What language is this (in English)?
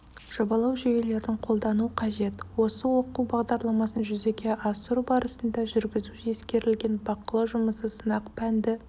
Kazakh